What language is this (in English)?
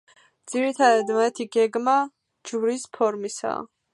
Georgian